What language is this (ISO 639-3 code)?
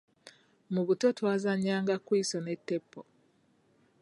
lug